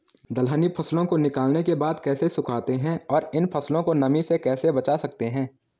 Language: Hindi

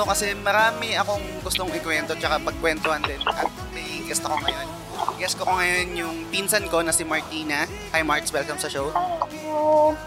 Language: Filipino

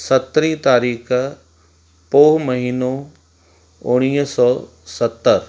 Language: Sindhi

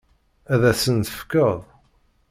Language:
Kabyle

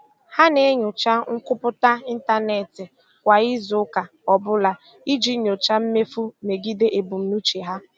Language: Igbo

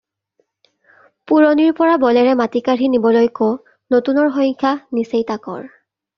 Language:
Assamese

